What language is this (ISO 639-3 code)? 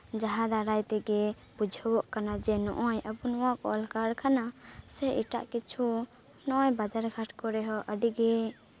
sat